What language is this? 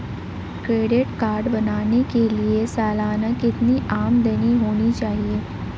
Hindi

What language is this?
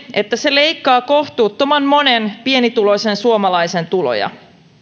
Finnish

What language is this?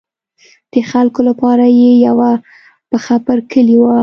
Pashto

